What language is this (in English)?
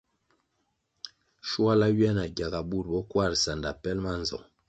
Kwasio